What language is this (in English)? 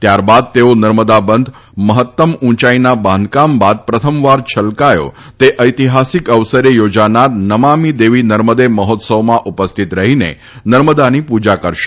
Gujarati